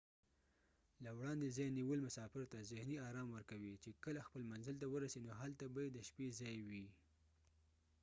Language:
Pashto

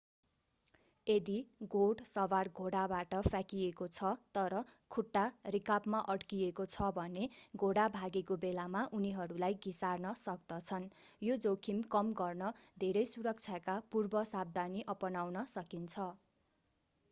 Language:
Nepali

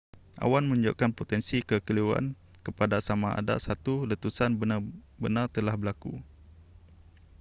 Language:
Malay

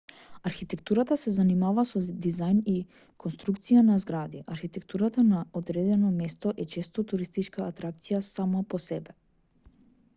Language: Macedonian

